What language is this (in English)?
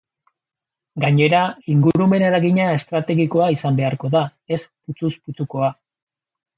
Basque